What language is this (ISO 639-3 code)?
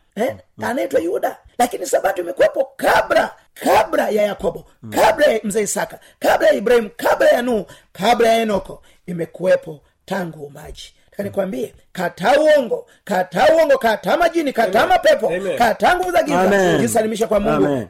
swa